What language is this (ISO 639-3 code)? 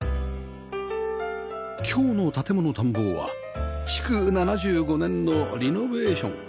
jpn